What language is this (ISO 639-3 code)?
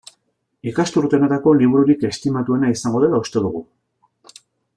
eus